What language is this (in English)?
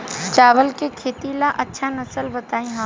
Bhojpuri